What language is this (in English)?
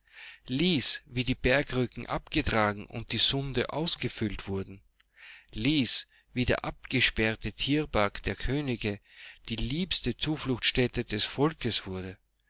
German